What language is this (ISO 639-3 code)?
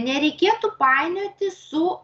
lit